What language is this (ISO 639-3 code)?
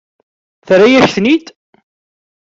kab